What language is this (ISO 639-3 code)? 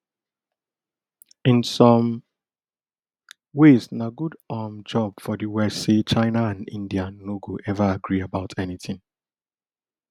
pcm